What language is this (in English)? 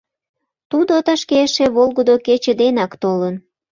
Mari